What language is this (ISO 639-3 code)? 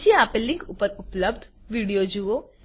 guj